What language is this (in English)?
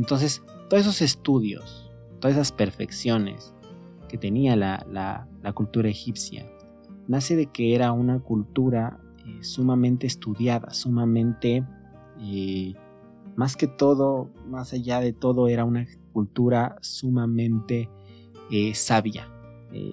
Spanish